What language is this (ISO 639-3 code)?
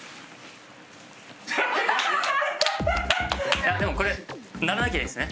jpn